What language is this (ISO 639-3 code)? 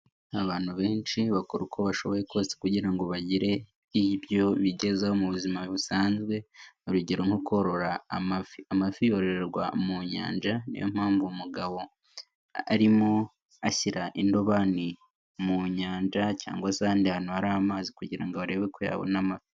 kin